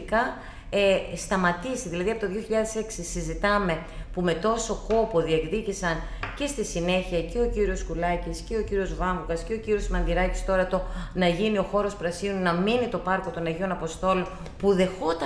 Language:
Greek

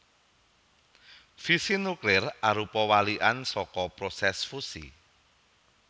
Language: Javanese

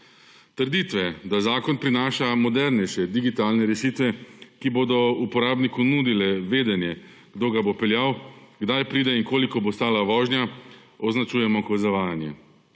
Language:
Slovenian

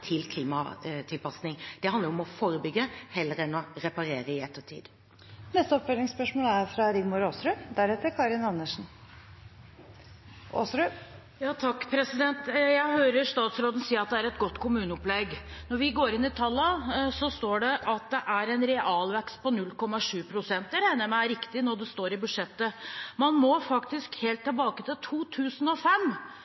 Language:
Norwegian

